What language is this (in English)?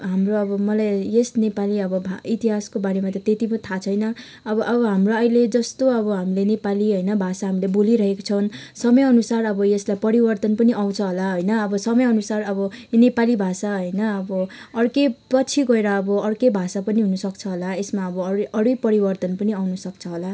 Nepali